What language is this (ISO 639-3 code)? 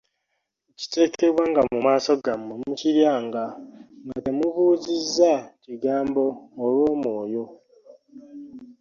lug